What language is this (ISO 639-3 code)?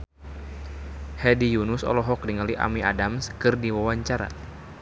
sun